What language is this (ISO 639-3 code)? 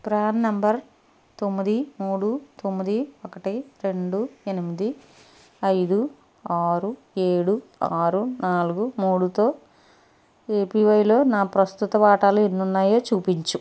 tel